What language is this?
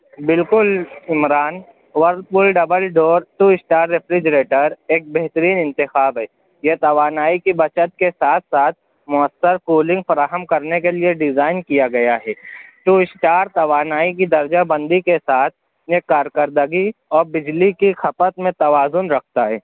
Urdu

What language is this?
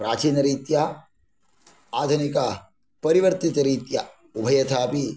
Sanskrit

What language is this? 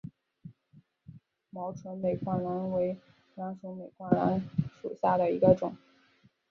Chinese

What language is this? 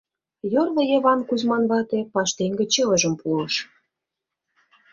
Mari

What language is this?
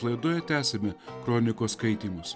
Lithuanian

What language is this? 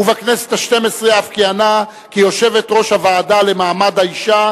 Hebrew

